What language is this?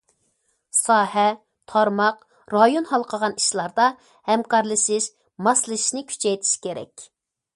Uyghur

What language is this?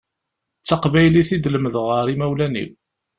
Kabyle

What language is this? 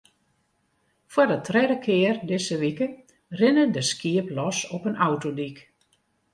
Western Frisian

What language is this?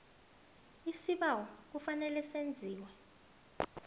South Ndebele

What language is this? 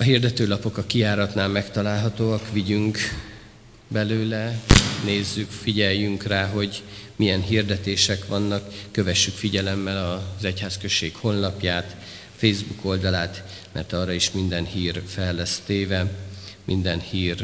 Hungarian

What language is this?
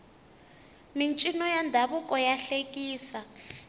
Tsonga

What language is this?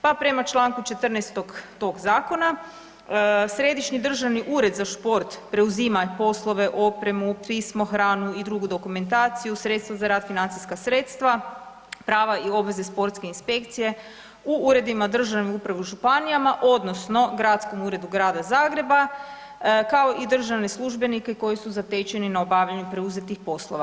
Croatian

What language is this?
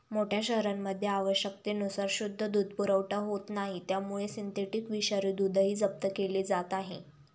Marathi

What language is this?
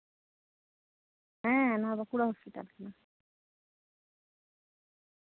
Santali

